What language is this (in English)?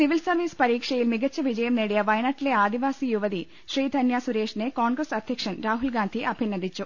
Malayalam